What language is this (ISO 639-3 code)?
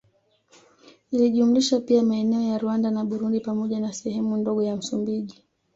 swa